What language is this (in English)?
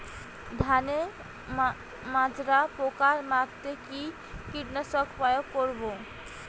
Bangla